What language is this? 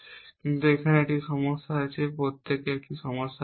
Bangla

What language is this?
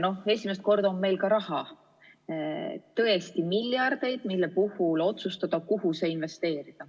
Estonian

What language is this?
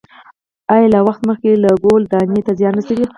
Pashto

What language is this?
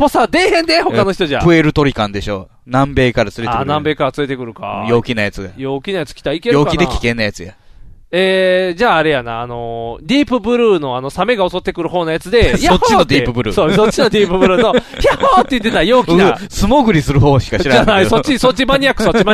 Japanese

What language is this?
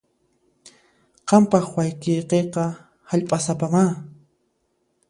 Puno Quechua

